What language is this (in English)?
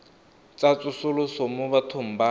Tswana